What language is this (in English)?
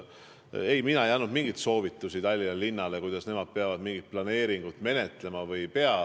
Estonian